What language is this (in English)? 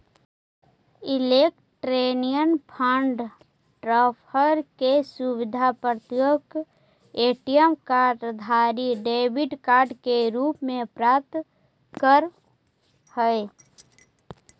Magahi